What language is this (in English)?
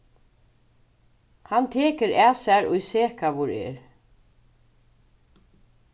Faroese